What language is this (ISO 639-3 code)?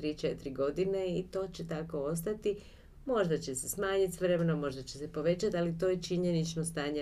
hrv